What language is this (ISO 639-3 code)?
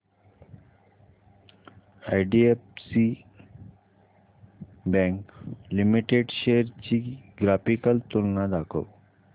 mar